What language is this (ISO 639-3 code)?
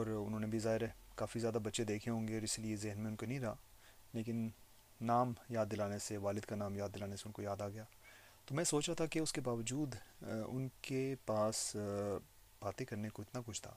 urd